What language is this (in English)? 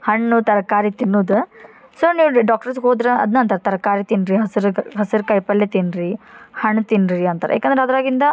Kannada